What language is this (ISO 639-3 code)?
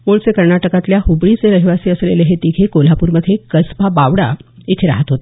mar